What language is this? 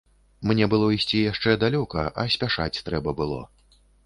Belarusian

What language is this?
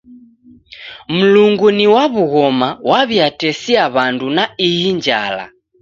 Taita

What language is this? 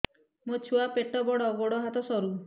Odia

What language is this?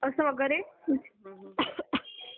Marathi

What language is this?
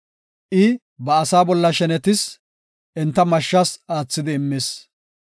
Gofa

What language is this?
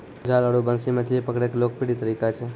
Maithili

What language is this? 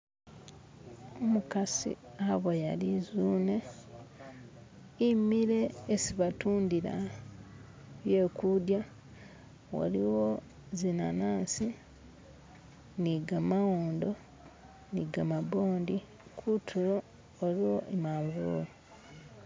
Masaaba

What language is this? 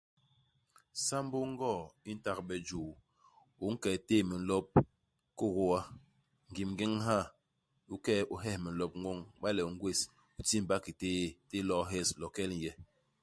Basaa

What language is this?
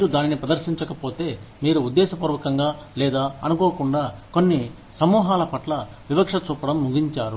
Telugu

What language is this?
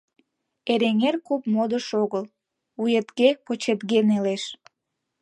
Mari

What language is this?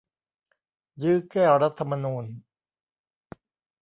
Thai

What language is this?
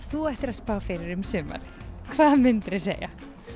Icelandic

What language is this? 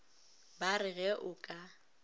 Northern Sotho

